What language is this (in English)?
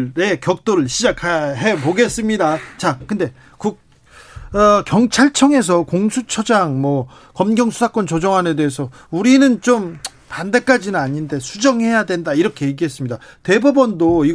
Korean